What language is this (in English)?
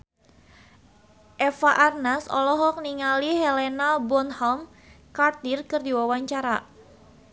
Sundanese